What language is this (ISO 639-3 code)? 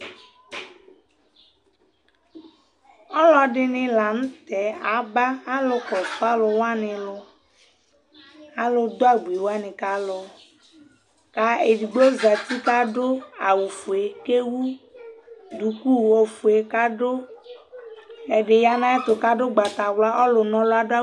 kpo